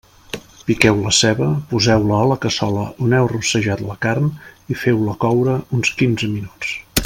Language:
Catalan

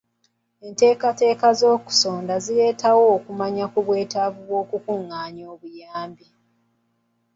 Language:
Ganda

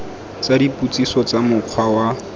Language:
Tswana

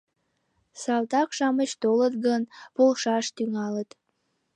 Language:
Mari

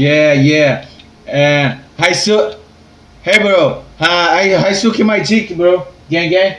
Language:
English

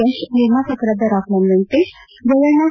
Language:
Kannada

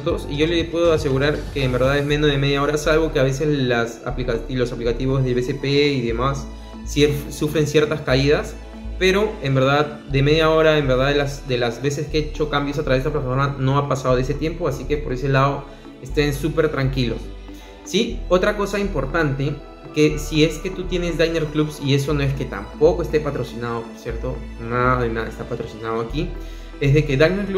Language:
Spanish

